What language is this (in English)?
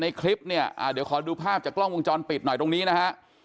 Thai